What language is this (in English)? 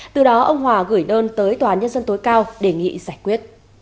Vietnamese